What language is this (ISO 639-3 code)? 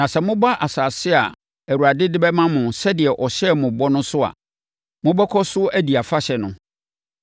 aka